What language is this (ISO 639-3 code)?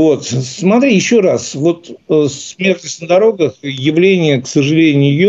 rus